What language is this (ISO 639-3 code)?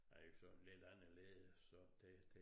dan